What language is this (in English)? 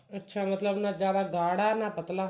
Punjabi